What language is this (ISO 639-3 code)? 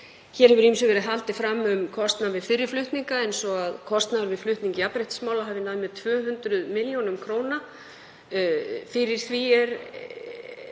isl